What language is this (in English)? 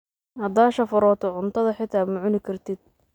Somali